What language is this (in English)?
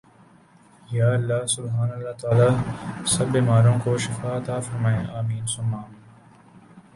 Urdu